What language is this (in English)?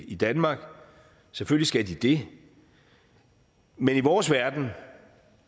Danish